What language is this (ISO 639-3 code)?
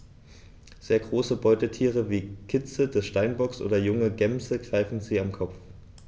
deu